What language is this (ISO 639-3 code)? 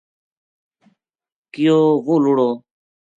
gju